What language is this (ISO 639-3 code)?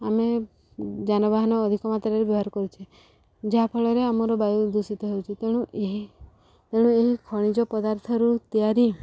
ori